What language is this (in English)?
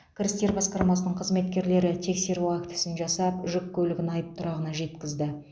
Kazakh